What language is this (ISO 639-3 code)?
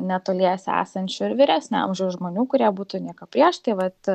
lit